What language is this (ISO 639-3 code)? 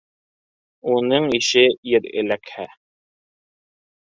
bak